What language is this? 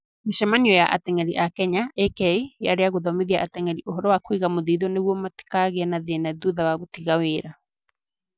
Kikuyu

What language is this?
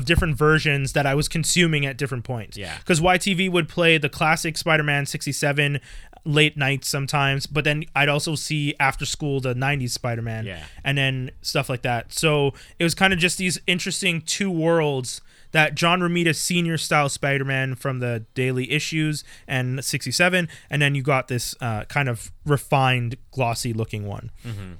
English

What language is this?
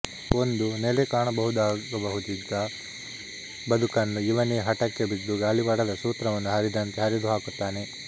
Kannada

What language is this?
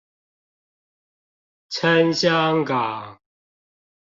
Chinese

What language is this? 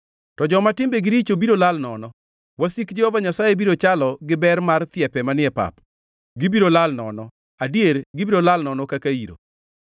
Luo (Kenya and Tanzania)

